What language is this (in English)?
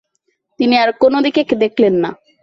Bangla